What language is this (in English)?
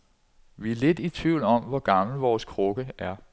Danish